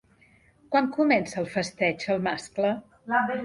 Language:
Catalan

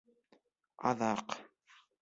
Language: Bashkir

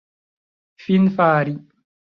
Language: Esperanto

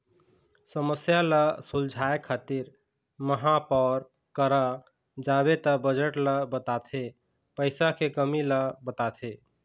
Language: Chhattisgarhi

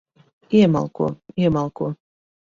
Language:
Latvian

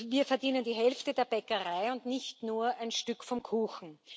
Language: German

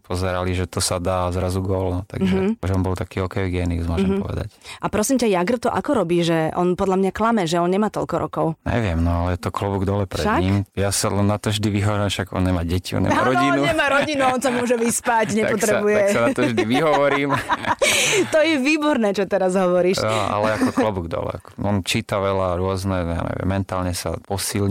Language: Slovak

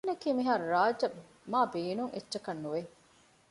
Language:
Divehi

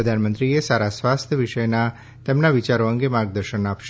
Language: Gujarati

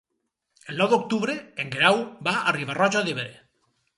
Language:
Catalan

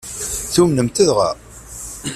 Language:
Kabyle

